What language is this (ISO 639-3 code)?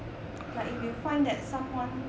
eng